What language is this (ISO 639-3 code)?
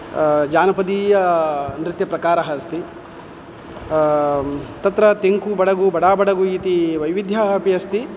san